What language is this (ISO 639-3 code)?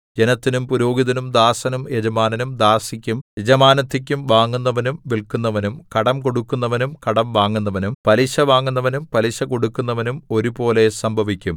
mal